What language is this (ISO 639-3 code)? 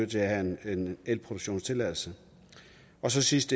dan